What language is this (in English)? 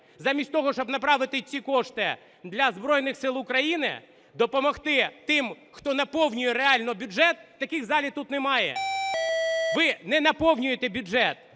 Ukrainian